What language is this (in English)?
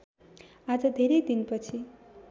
Nepali